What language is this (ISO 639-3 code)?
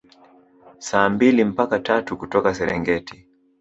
swa